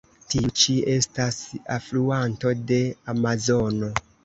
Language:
Esperanto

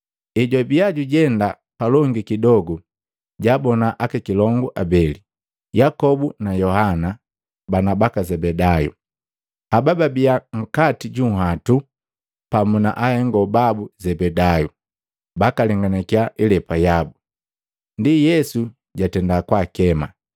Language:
Matengo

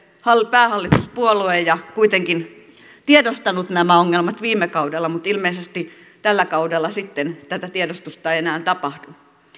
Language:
Finnish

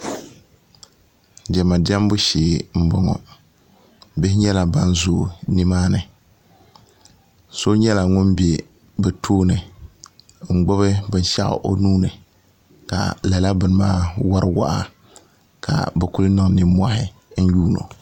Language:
Dagbani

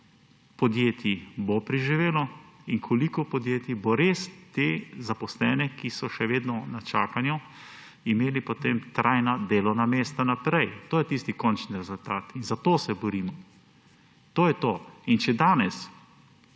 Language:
Slovenian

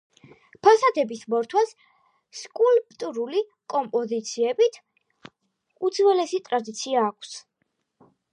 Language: Georgian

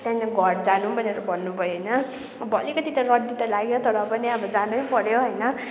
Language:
Nepali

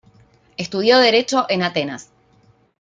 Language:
Spanish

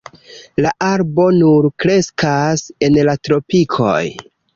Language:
Esperanto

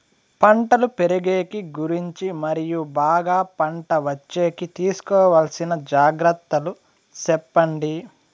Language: Telugu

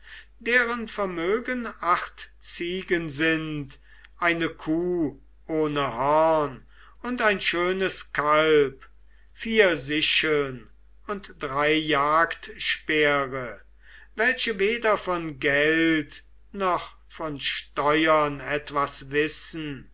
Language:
German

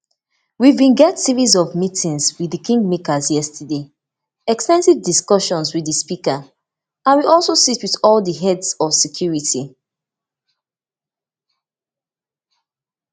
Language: Nigerian Pidgin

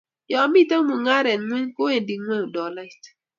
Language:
Kalenjin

